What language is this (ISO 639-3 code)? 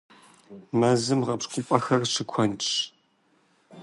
kbd